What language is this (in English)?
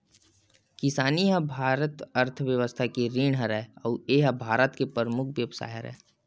Chhattisgarhi